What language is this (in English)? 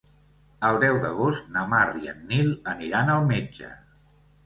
Catalan